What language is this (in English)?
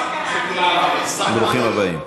Hebrew